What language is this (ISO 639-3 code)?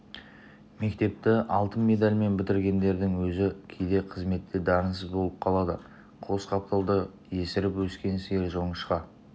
kaz